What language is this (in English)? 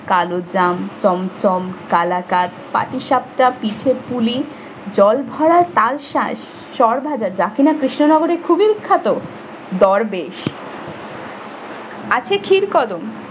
Bangla